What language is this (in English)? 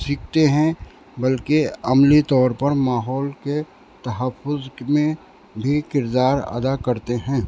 Urdu